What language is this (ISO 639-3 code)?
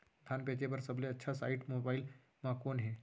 hne